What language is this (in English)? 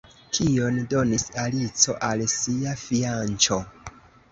Esperanto